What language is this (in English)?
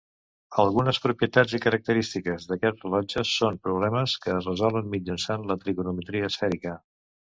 Catalan